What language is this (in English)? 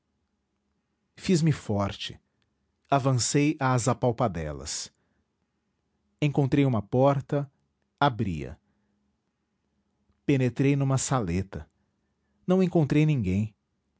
Portuguese